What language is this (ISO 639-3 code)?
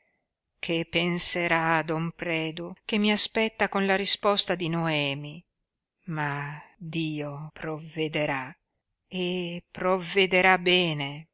ita